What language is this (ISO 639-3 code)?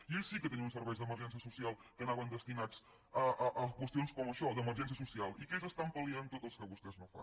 cat